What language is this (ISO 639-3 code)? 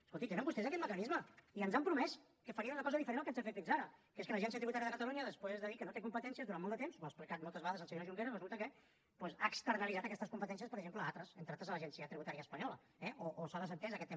cat